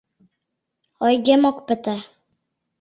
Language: Mari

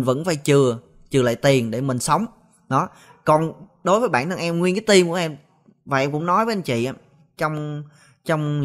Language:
Vietnamese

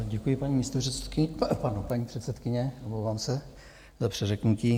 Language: Czech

